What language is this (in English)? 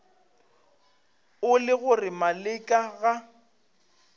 Northern Sotho